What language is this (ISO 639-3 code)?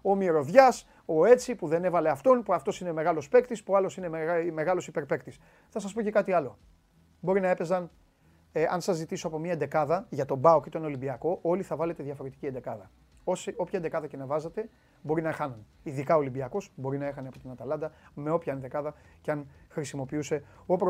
ell